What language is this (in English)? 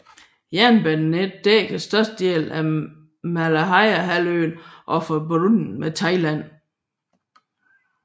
Danish